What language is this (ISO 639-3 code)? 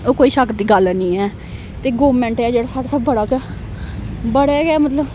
doi